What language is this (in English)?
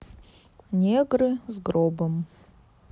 Russian